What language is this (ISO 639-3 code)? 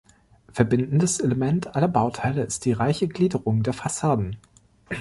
deu